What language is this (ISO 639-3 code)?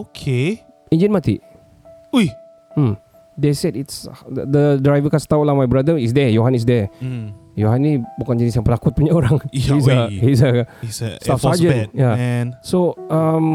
msa